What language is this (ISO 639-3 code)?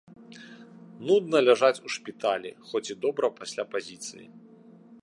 bel